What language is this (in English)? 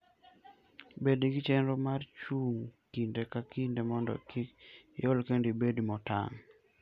Luo (Kenya and Tanzania)